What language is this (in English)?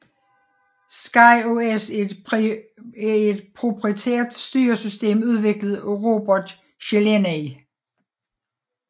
Danish